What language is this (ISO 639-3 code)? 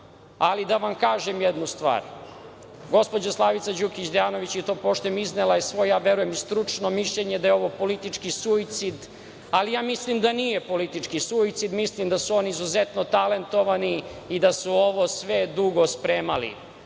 srp